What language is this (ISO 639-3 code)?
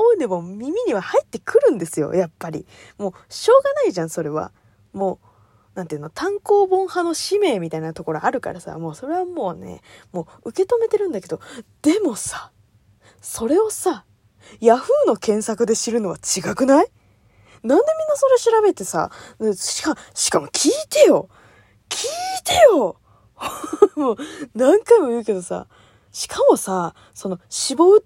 jpn